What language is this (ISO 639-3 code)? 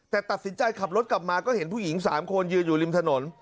tha